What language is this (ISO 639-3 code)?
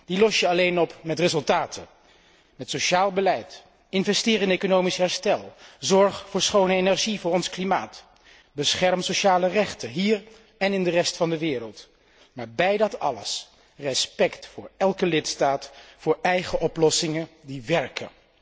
nld